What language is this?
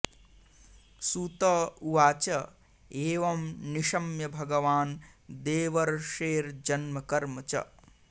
Sanskrit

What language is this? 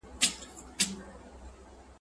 Pashto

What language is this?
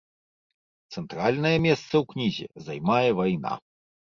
Belarusian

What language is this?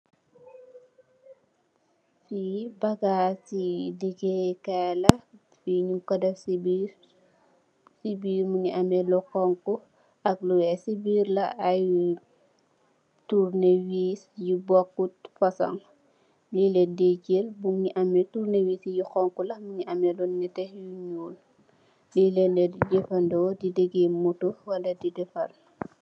Wolof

